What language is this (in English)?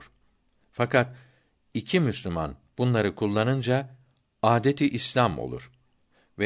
Turkish